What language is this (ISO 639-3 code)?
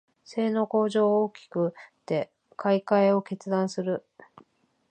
jpn